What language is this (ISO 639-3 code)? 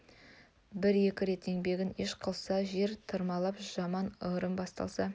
kaz